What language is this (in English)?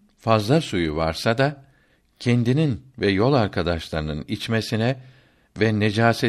Turkish